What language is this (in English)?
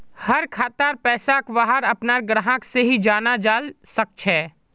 Magahi